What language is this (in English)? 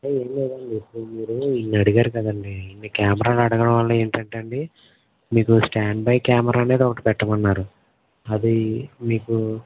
Telugu